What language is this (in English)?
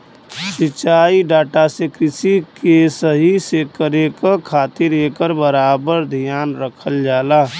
Bhojpuri